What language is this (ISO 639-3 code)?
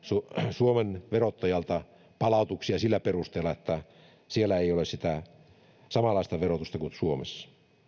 fin